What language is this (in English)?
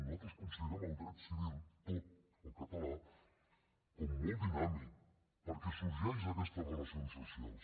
Catalan